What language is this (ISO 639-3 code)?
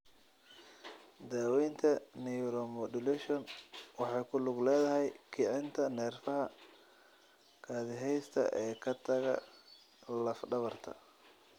som